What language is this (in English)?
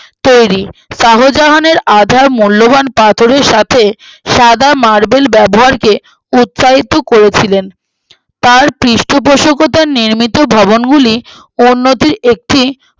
Bangla